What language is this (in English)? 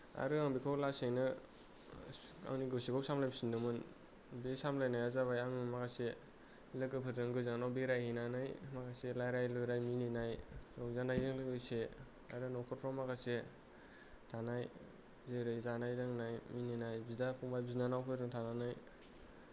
Bodo